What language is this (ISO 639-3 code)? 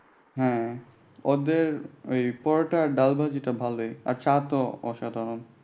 ben